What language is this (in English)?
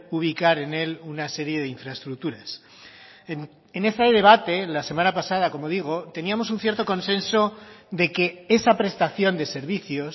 Spanish